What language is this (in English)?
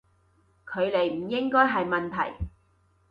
Cantonese